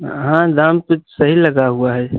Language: Hindi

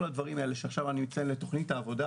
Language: Hebrew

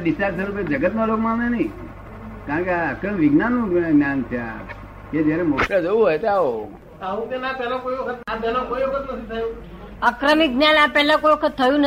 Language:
Gujarati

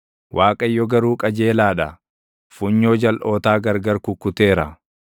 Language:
Oromo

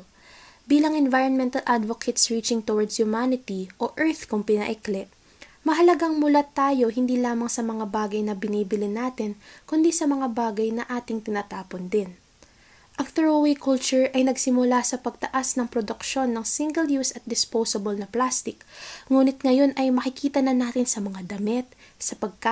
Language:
Filipino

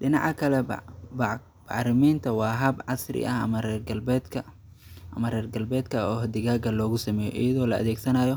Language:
Somali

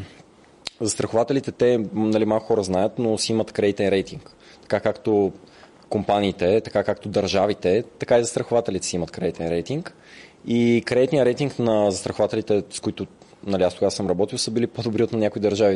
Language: Bulgarian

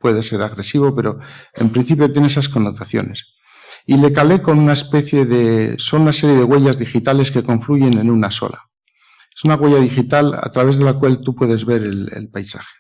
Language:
Spanish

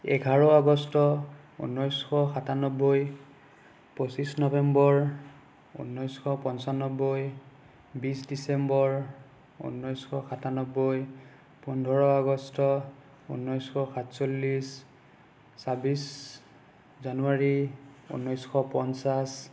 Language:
Assamese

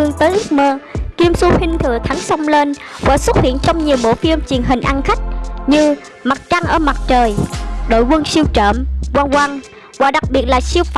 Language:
Vietnamese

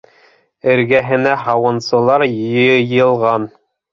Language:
Bashkir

